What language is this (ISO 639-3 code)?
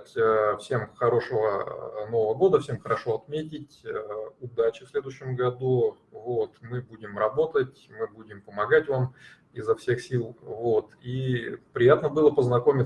rus